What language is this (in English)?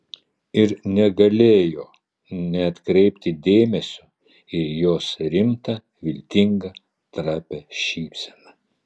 Lithuanian